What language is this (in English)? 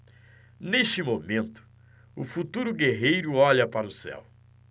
Portuguese